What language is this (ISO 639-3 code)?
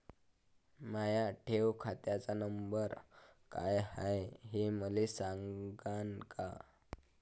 mar